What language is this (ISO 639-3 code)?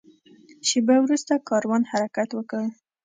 pus